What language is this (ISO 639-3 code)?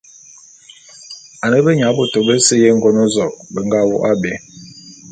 bum